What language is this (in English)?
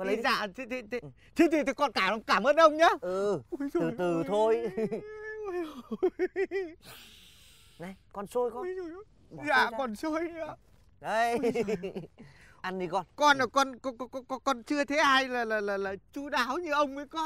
Vietnamese